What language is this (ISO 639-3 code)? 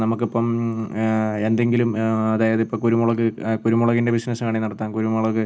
mal